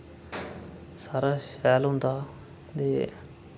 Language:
Dogri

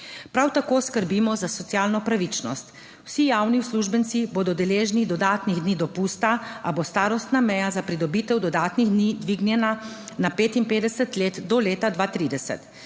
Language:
Slovenian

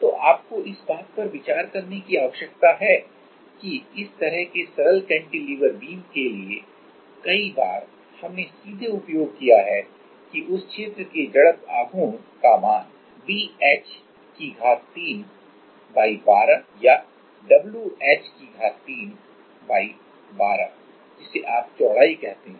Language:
Hindi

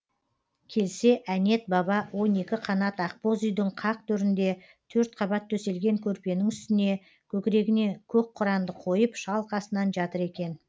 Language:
Kazakh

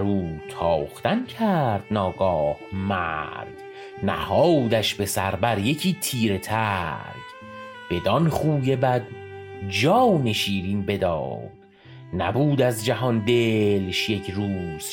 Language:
Persian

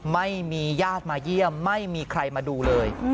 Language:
Thai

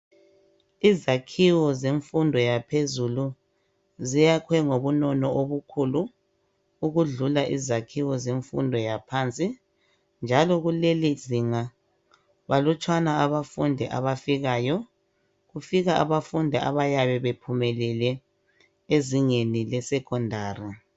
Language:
North Ndebele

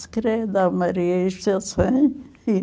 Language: Portuguese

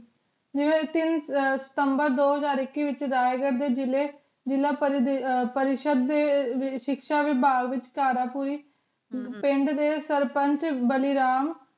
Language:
Punjabi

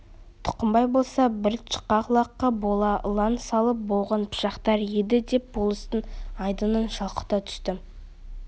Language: Kazakh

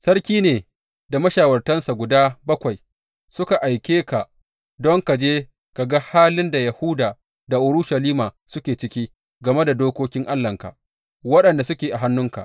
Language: Hausa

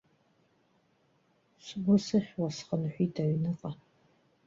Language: Abkhazian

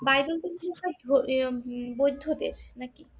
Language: Bangla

